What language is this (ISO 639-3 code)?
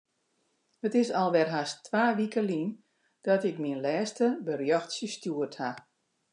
fry